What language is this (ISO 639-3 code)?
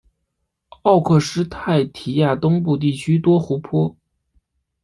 zho